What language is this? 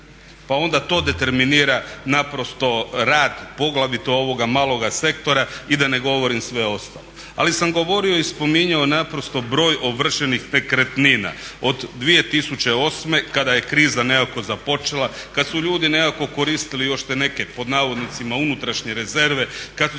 Croatian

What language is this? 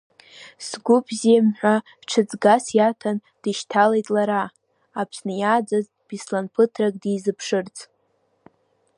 Abkhazian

